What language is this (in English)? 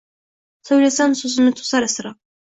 Uzbek